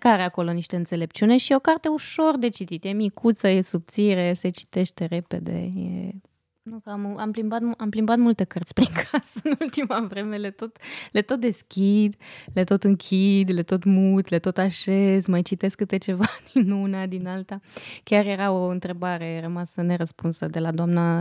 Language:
Romanian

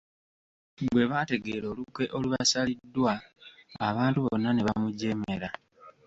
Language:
Ganda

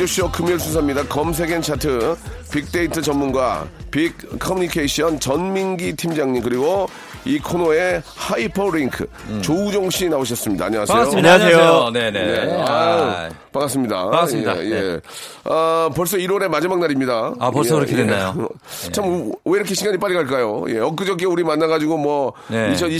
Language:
Korean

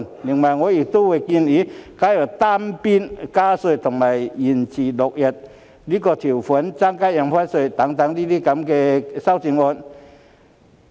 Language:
Cantonese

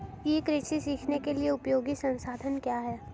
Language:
Hindi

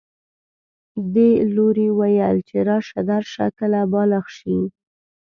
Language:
Pashto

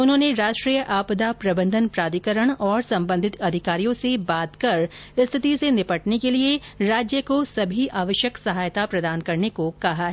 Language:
Hindi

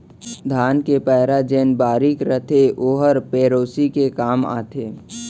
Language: Chhattisgarhi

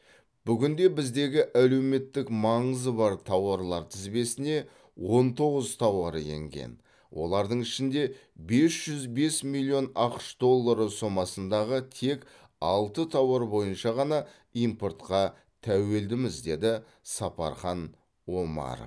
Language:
Kazakh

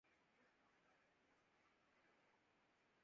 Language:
Urdu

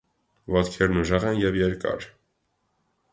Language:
Armenian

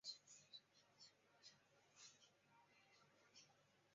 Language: Chinese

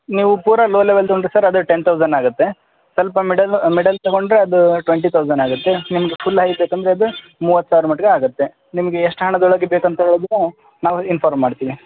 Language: Kannada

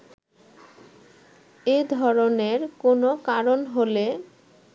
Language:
Bangla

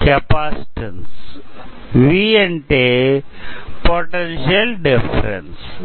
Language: Telugu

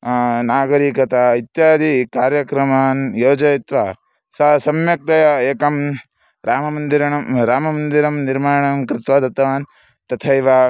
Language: Sanskrit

